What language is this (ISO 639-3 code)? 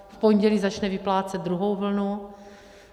ces